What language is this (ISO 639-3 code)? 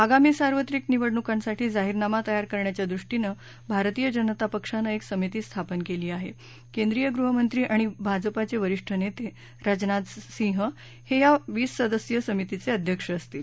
mar